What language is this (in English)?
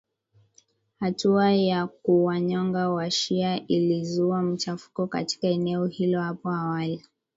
Swahili